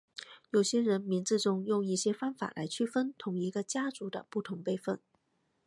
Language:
Chinese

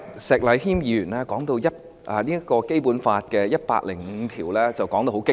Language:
Cantonese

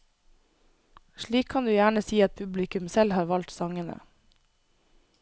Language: Norwegian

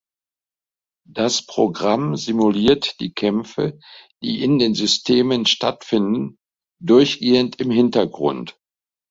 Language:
German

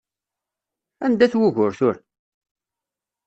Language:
Kabyle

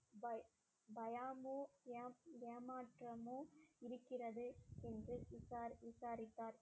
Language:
Tamil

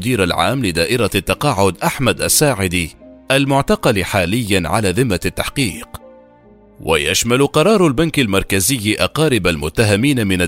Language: Arabic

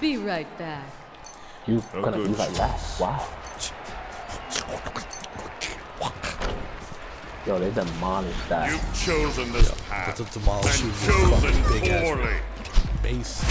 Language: English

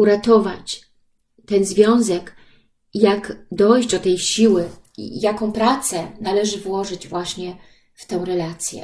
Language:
Polish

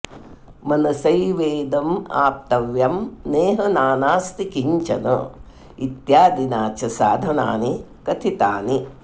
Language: Sanskrit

